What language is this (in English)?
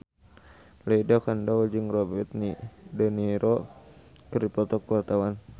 Sundanese